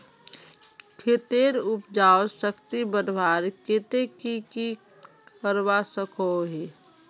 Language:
Magahi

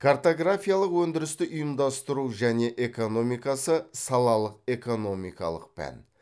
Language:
Kazakh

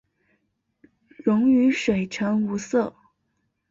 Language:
Chinese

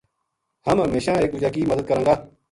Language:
Gujari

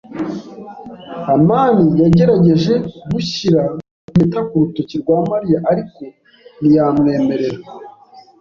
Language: Kinyarwanda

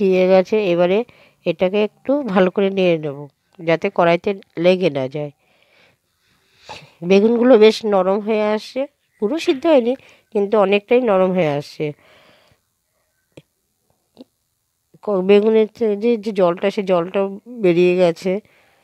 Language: Vietnamese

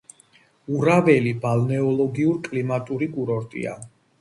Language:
Georgian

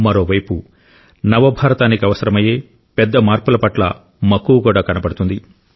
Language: Telugu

